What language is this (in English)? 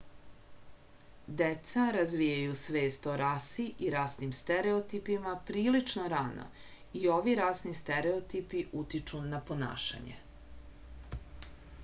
Serbian